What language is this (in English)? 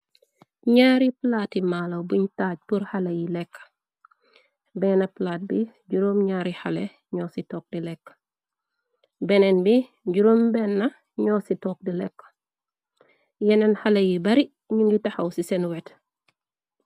Wolof